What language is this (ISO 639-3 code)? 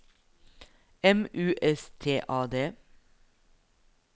nor